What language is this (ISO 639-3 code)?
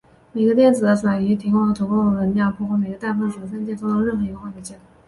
zho